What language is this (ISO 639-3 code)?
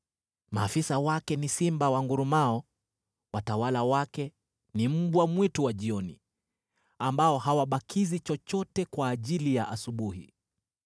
swa